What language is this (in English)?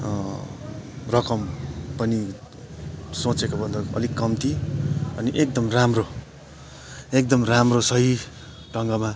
Nepali